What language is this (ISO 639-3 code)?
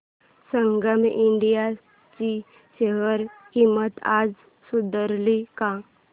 mar